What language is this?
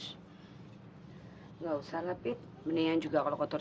Indonesian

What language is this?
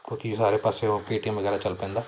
Punjabi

